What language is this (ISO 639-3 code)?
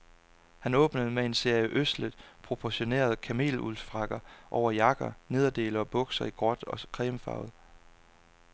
dan